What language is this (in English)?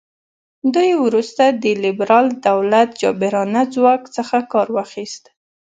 Pashto